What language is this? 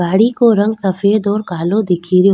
Rajasthani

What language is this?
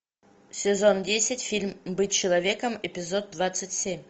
Russian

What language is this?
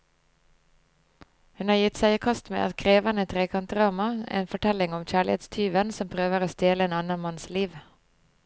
Norwegian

